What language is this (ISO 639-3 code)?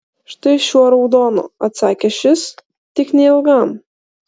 lit